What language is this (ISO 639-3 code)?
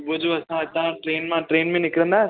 snd